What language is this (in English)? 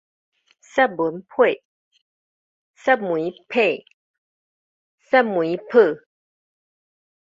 Min Nan Chinese